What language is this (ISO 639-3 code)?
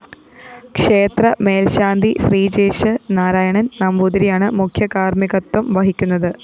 mal